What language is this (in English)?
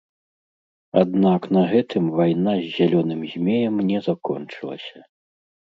Belarusian